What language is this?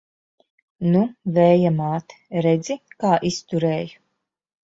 Latvian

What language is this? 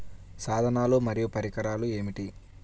Telugu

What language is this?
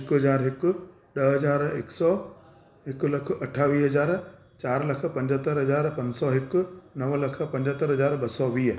Sindhi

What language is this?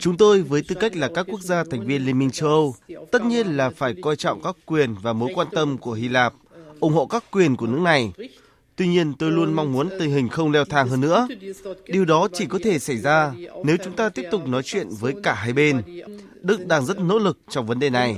Vietnamese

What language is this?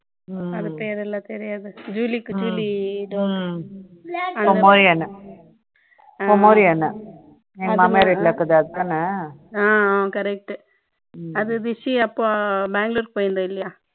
Tamil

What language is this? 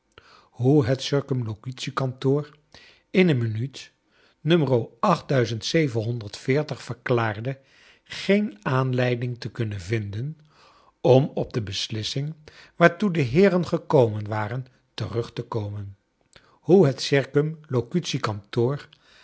Dutch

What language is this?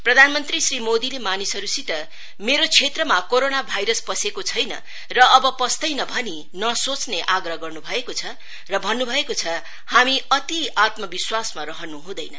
Nepali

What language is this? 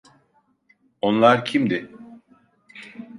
Turkish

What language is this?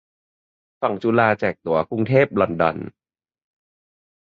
Thai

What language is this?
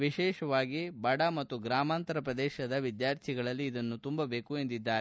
Kannada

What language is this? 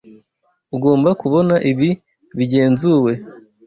Kinyarwanda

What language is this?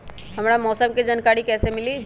Magahi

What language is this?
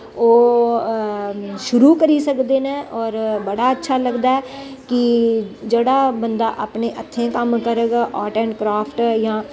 Dogri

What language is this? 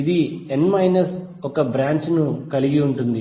Telugu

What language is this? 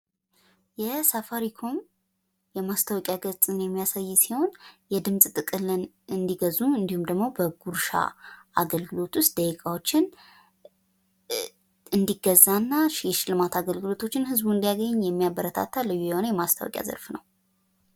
Amharic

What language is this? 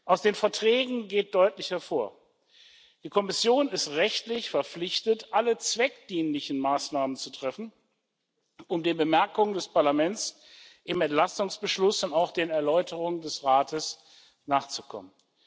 German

